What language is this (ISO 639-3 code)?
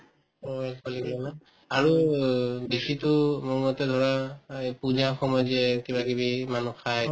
asm